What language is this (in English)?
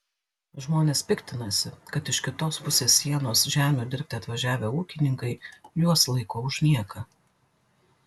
Lithuanian